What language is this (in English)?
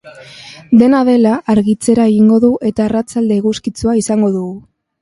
Basque